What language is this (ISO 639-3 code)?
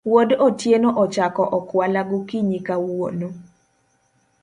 luo